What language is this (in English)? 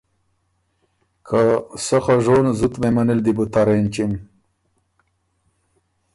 Ormuri